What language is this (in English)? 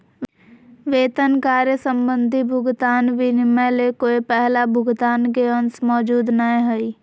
Magahi